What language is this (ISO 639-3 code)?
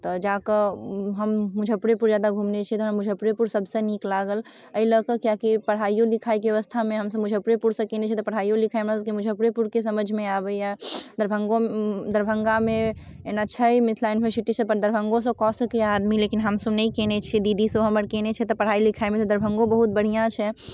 mai